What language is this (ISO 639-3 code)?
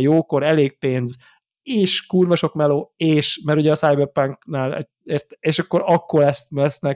hun